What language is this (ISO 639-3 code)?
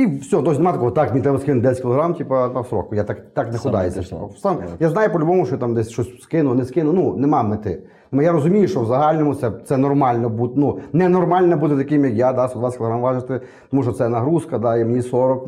ukr